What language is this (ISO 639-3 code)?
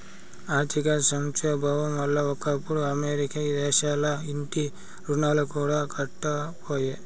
tel